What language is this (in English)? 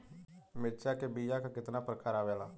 Bhojpuri